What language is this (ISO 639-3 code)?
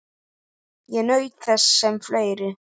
isl